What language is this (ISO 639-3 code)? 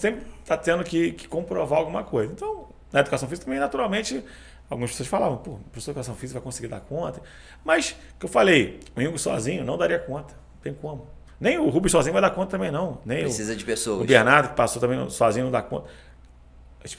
por